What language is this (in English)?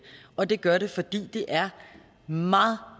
Danish